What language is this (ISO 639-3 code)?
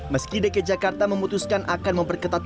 ind